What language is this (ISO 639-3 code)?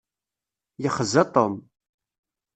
kab